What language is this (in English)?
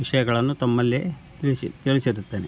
Kannada